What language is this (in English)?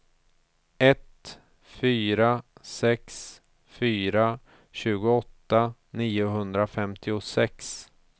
Swedish